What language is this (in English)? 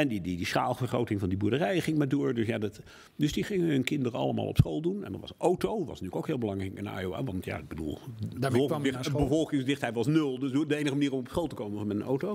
Dutch